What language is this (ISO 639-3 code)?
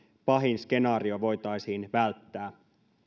fin